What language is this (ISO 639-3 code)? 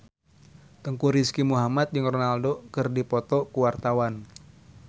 sun